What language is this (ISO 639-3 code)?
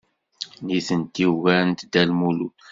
kab